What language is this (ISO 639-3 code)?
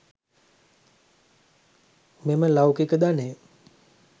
sin